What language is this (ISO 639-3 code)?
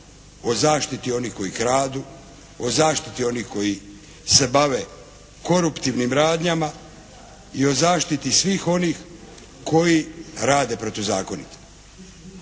hrv